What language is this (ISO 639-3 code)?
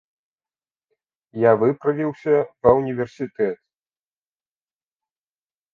bel